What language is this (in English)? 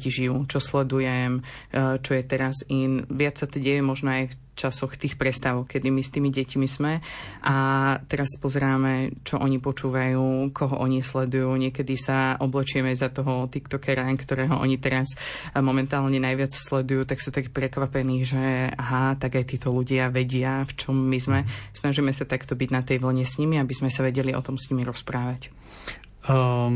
Slovak